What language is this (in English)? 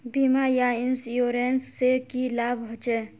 Magahi